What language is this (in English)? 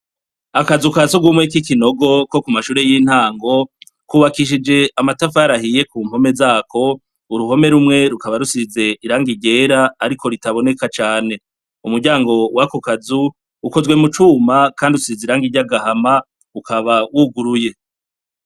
Rundi